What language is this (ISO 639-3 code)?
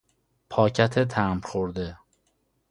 fas